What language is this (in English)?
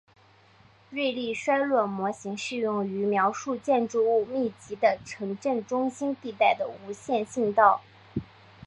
Chinese